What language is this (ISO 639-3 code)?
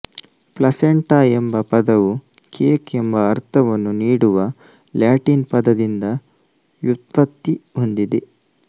kan